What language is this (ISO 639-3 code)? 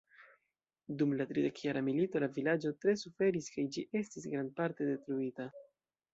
epo